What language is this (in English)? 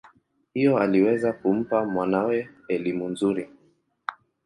Swahili